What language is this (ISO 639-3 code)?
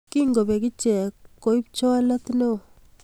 kln